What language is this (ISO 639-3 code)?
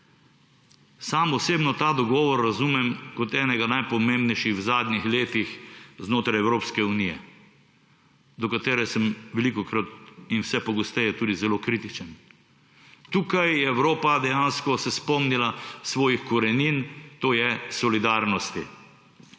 slv